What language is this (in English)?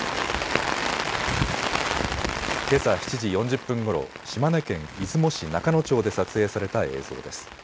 Japanese